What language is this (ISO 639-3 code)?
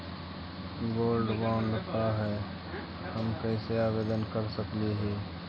mag